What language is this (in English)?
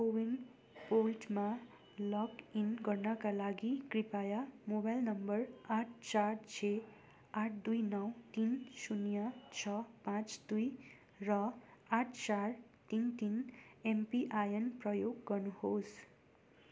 Nepali